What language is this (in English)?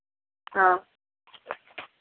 Maithili